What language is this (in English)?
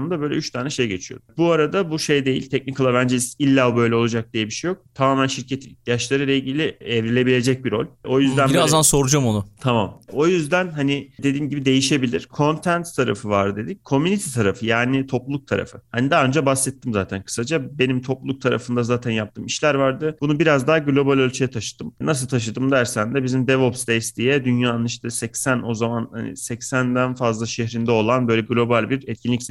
Turkish